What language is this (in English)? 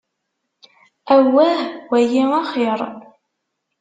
Kabyle